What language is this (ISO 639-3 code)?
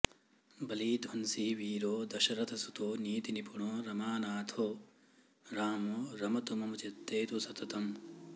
san